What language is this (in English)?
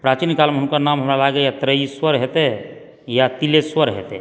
Maithili